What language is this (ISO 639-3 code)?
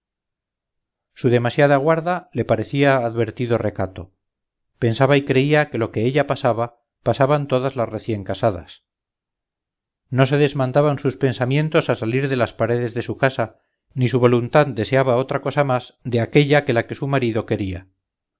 spa